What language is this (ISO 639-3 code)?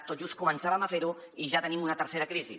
cat